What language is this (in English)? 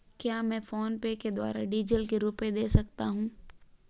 Hindi